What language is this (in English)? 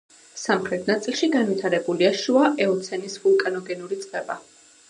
Georgian